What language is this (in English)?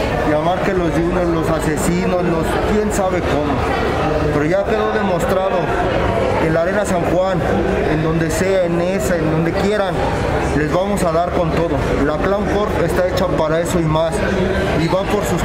Spanish